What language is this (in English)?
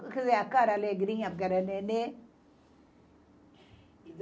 Portuguese